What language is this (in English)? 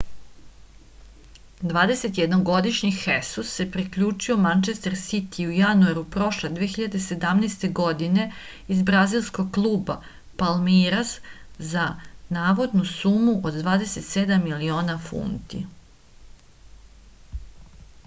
Serbian